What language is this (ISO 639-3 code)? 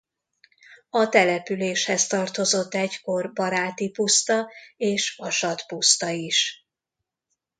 hun